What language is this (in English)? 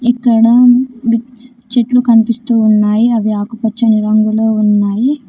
Telugu